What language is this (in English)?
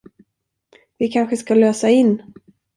Swedish